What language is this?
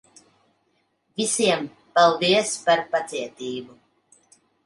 Latvian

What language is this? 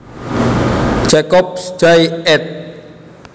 Javanese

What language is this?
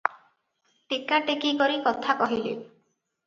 Odia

